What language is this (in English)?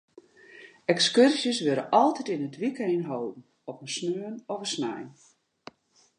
Western Frisian